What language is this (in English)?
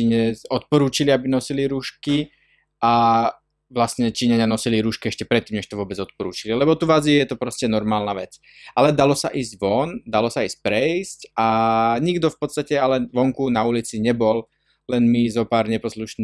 Slovak